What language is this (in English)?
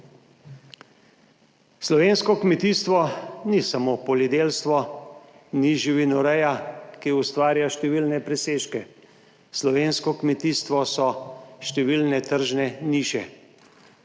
Slovenian